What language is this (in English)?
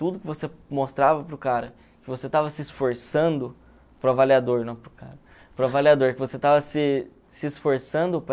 Portuguese